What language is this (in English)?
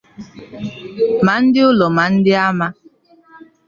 Igbo